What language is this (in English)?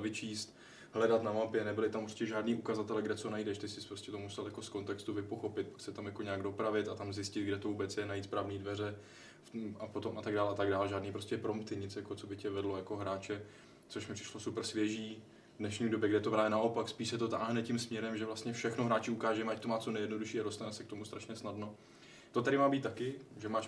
Czech